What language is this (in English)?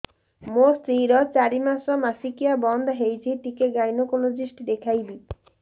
Odia